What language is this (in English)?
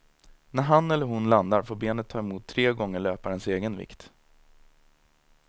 Swedish